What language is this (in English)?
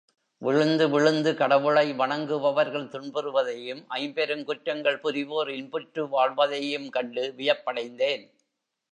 Tamil